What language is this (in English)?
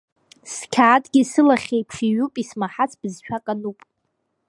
Abkhazian